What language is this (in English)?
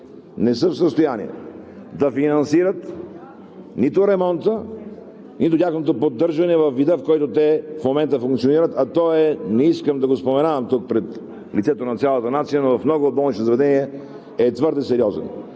Bulgarian